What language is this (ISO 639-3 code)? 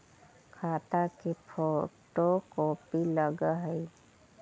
mag